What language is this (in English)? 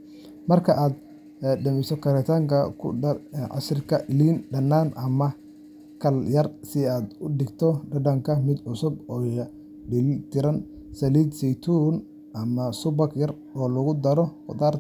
Somali